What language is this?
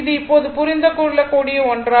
Tamil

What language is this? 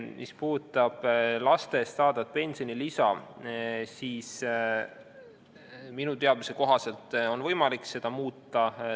Estonian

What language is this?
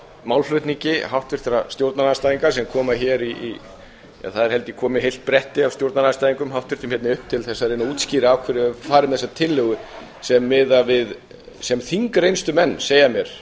Icelandic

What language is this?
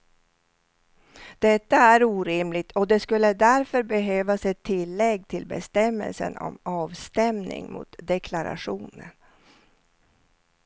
Swedish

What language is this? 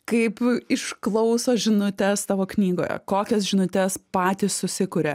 Lithuanian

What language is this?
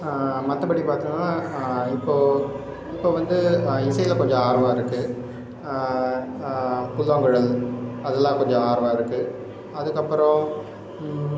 Tamil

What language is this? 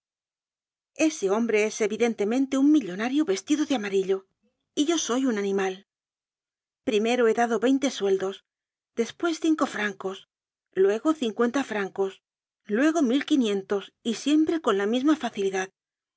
Spanish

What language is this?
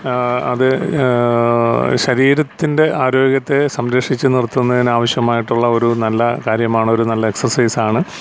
Malayalam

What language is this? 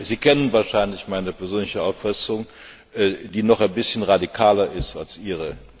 German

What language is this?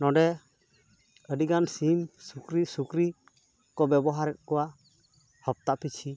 Santali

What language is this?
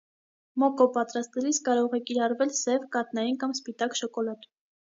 Armenian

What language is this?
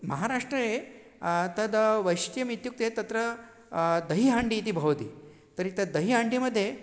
Sanskrit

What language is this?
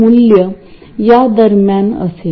Marathi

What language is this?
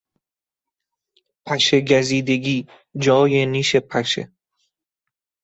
Persian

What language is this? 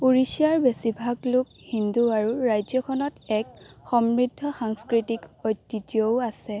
Assamese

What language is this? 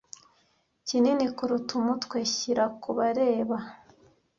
Kinyarwanda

